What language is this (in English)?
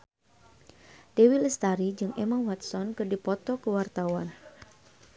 Sundanese